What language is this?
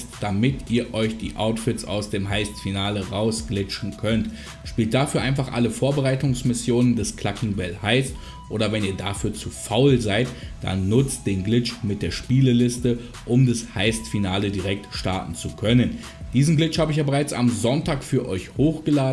German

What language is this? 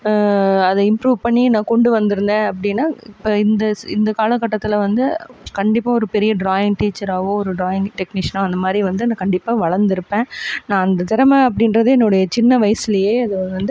Tamil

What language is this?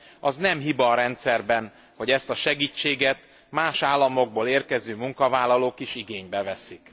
Hungarian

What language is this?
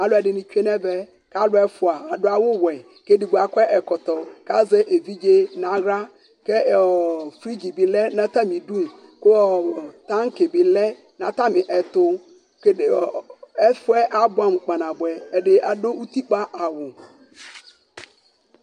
Ikposo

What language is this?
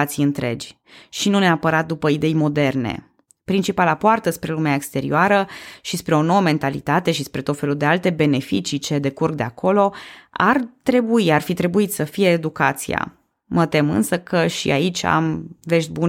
Romanian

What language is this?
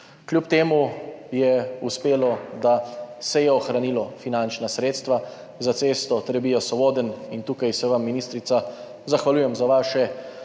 Slovenian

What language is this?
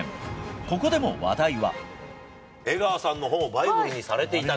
Japanese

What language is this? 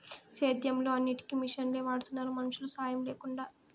Telugu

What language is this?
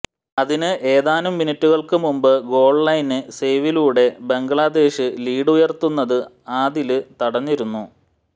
Malayalam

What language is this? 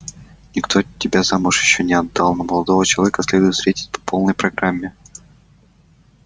Russian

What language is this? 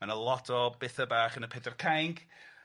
Welsh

